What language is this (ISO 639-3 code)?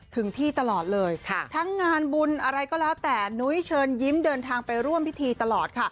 tha